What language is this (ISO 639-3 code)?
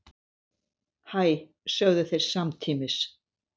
isl